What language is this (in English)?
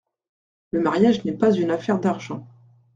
French